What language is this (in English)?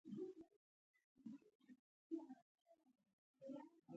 Pashto